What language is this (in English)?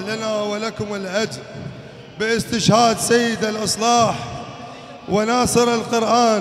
Arabic